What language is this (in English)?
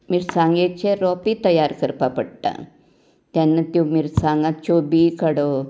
Konkani